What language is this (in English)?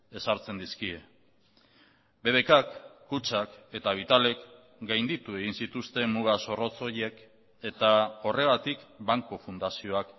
Basque